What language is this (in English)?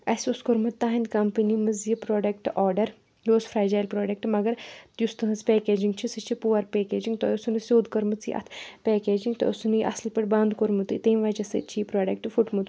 Kashmiri